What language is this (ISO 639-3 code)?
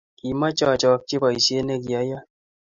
kln